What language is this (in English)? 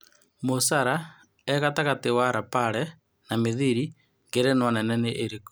Kikuyu